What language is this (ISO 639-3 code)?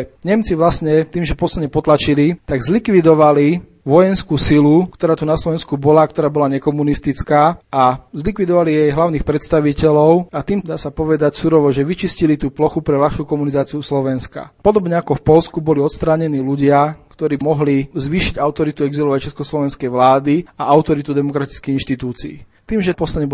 slk